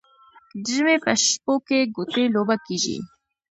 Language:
Pashto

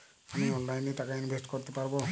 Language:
Bangla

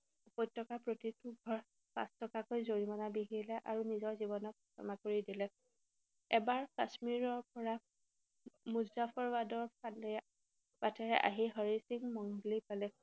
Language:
Assamese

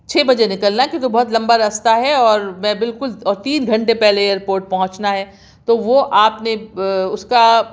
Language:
Urdu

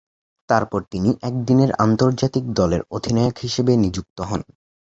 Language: Bangla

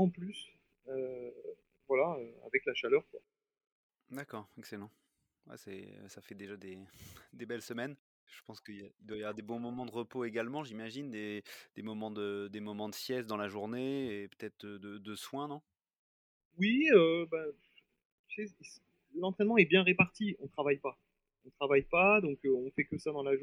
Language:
French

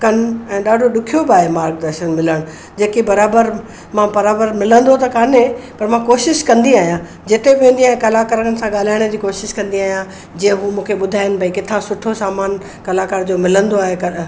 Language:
Sindhi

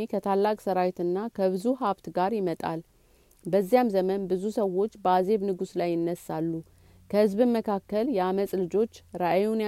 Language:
Amharic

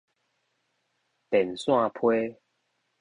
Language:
Min Nan Chinese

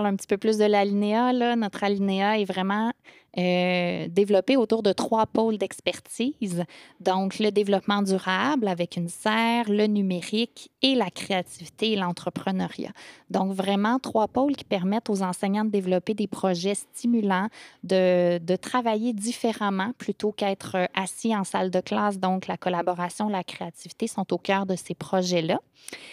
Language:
French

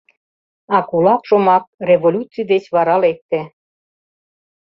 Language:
Mari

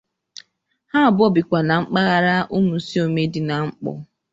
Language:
Igbo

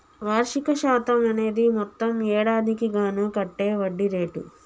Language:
Telugu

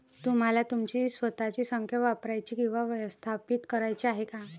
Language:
Marathi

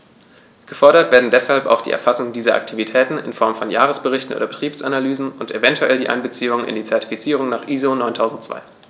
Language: German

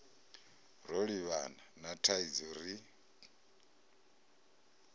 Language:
Venda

